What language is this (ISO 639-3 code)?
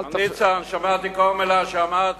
heb